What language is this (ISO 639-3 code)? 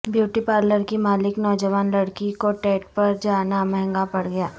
urd